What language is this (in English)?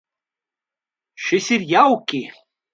Latvian